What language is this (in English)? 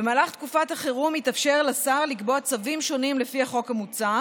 Hebrew